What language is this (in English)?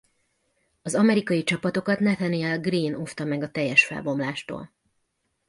Hungarian